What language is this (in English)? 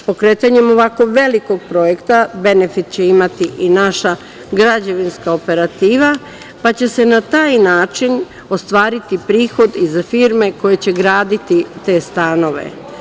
Serbian